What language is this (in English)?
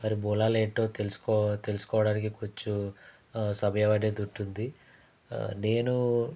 Telugu